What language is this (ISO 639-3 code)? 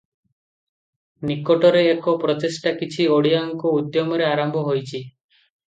ori